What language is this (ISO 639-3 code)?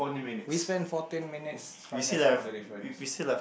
eng